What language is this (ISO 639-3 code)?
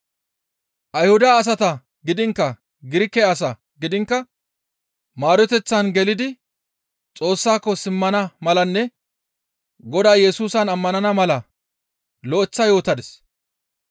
gmv